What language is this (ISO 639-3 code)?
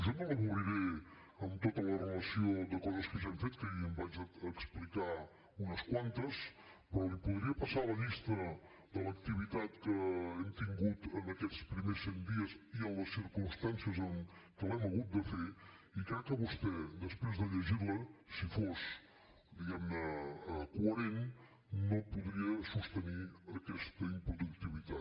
cat